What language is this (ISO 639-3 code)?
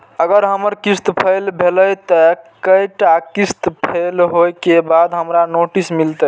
mai